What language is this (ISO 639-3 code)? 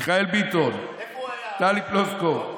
heb